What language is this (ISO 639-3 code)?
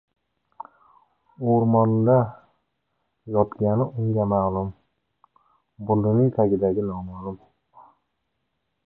uzb